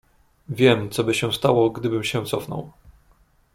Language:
Polish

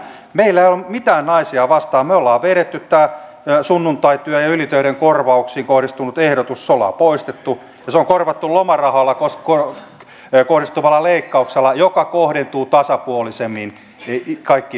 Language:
Finnish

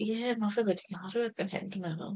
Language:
Welsh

